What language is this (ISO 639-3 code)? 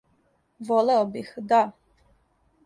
srp